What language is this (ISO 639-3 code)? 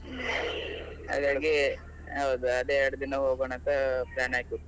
kan